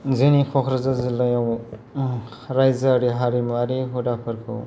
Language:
Bodo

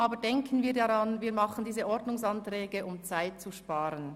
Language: Swiss German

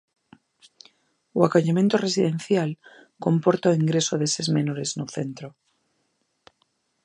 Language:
Galician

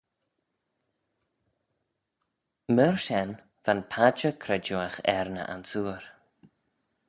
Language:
Manx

